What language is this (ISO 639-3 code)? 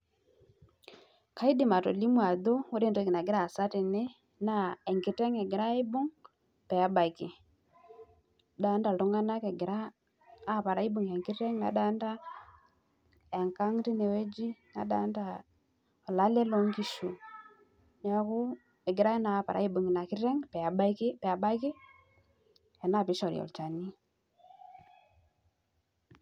mas